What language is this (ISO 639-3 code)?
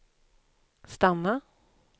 swe